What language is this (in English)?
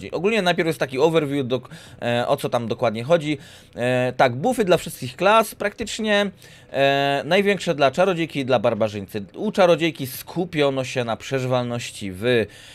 Polish